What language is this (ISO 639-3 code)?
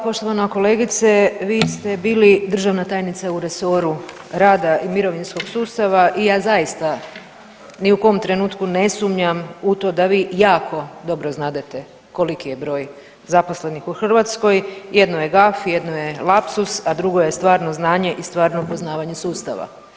hrv